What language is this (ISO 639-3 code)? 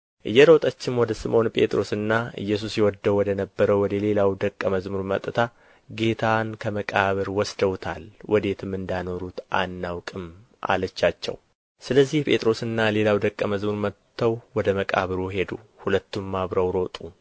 amh